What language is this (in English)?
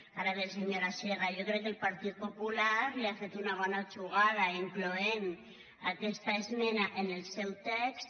Catalan